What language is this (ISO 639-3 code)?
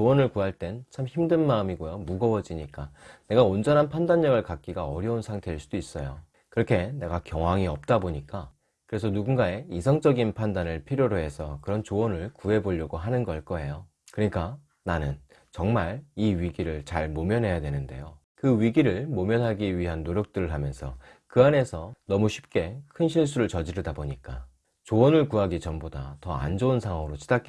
kor